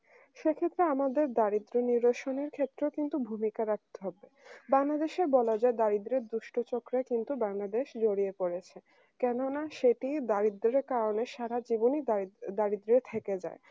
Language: Bangla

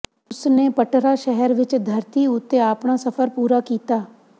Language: Punjabi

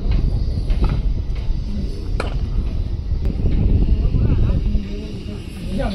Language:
Thai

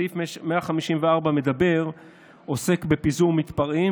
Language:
Hebrew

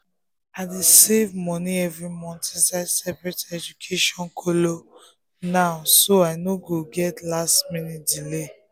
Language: Nigerian Pidgin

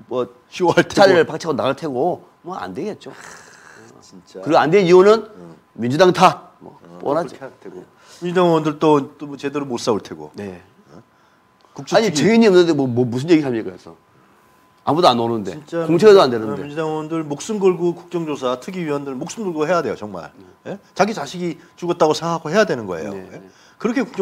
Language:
Korean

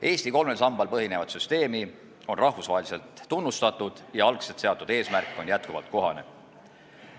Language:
Estonian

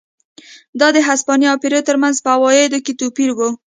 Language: Pashto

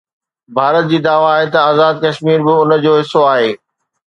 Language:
Sindhi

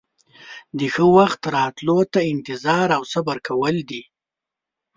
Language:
Pashto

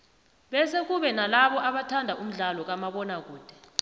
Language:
South Ndebele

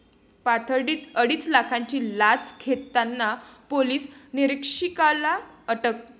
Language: Marathi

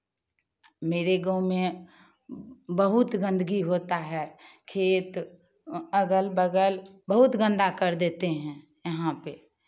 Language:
Hindi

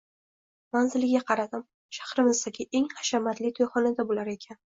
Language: Uzbek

